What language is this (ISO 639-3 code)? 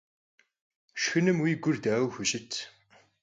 kbd